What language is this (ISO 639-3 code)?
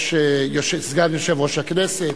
heb